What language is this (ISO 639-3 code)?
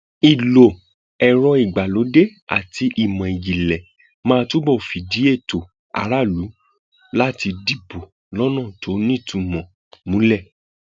yor